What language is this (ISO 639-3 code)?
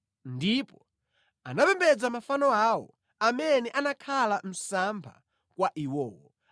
nya